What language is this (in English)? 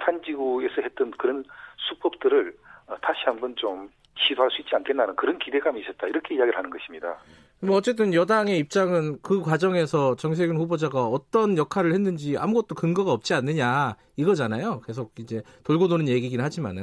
Korean